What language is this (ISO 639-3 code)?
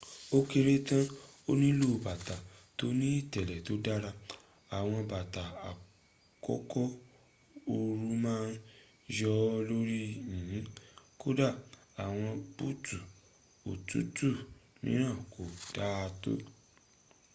yor